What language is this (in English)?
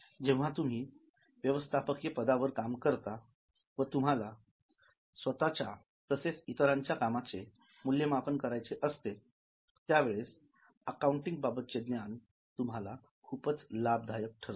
Marathi